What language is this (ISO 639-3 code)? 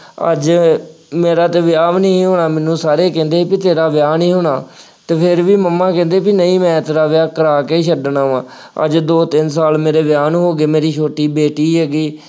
pan